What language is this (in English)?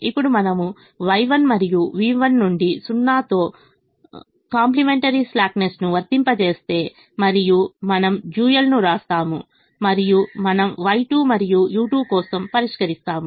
Telugu